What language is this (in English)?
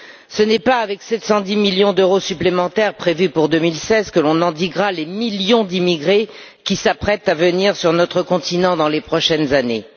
French